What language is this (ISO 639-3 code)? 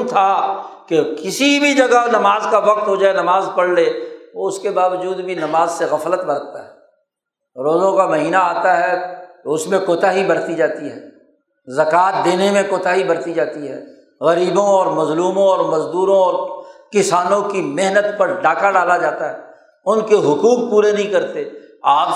urd